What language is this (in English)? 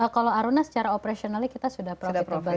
Indonesian